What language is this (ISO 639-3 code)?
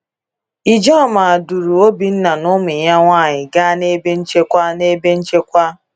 ibo